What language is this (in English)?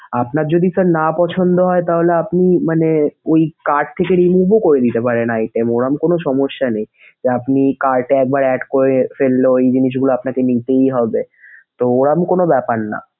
Bangla